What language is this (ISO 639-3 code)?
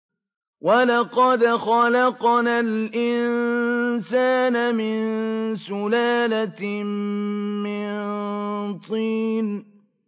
ara